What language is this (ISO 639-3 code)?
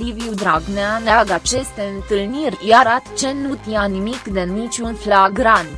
ron